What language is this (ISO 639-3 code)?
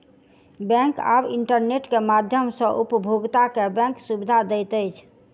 mai